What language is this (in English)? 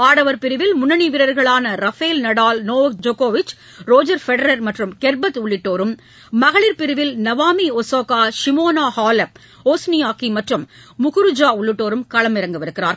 Tamil